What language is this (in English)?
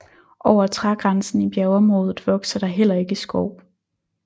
Danish